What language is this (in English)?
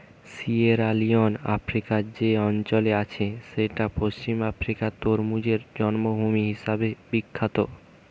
Bangla